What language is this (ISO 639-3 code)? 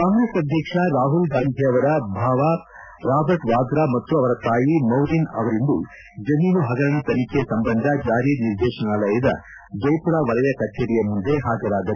kan